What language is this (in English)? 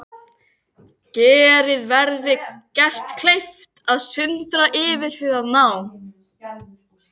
Icelandic